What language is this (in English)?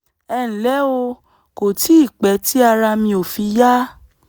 Yoruba